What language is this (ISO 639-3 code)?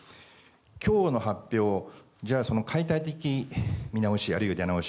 jpn